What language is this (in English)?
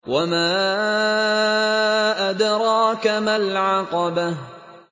Arabic